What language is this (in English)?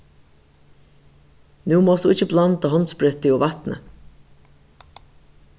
Faroese